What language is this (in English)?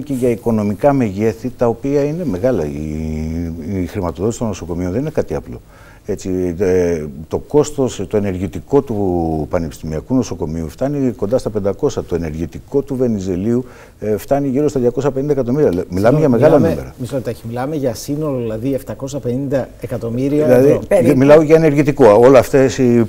Greek